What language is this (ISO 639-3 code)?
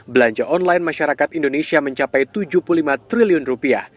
ind